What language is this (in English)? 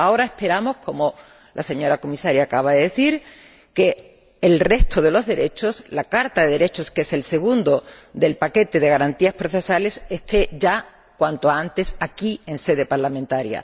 Spanish